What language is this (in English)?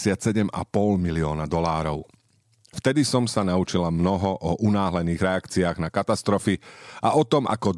Slovak